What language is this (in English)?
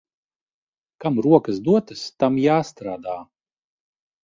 Latvian